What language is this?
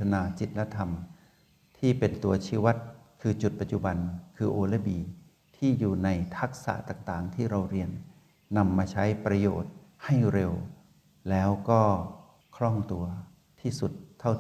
Thai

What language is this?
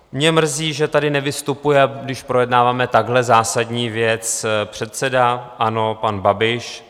Czech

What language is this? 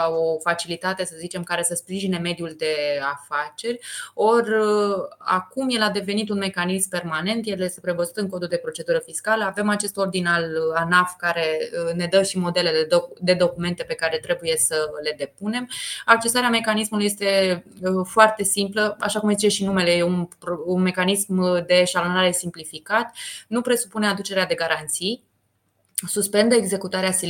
Romanian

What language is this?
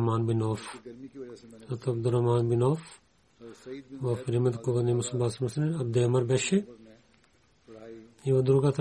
Bulgarian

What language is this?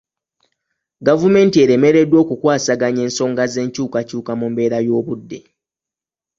Ganda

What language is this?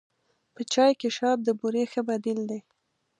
Pashto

